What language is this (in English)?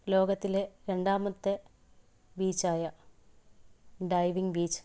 Malayalam